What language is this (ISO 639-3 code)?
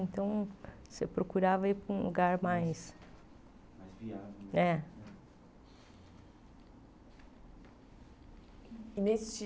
por